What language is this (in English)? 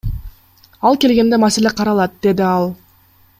Kyrgyz